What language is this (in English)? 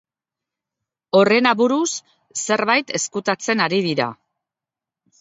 Basque